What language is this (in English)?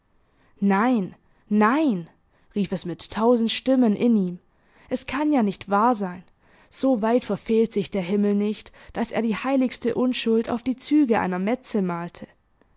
German